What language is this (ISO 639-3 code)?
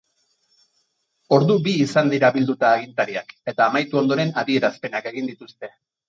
eus